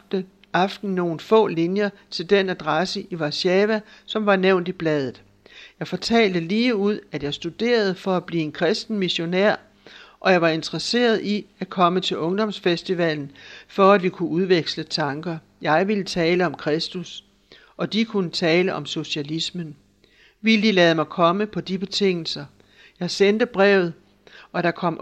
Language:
Danish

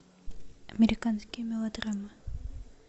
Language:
Russian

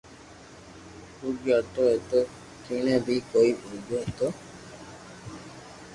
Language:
Loarki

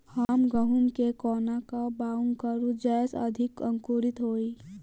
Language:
Maithili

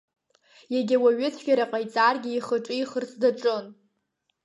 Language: Abkhazian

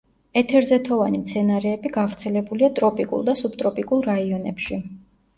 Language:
Georgian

